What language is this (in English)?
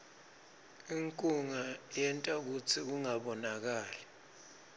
Swati